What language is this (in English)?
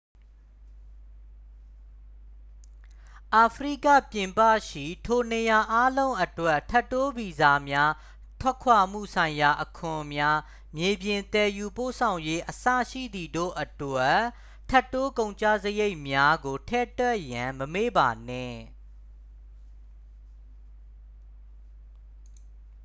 Burmese